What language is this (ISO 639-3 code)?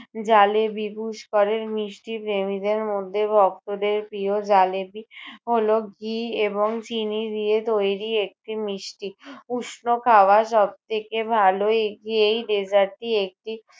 ben